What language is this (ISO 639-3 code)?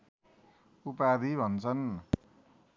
nep